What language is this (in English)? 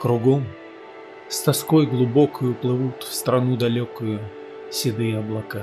Russian